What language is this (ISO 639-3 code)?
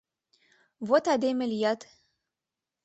chm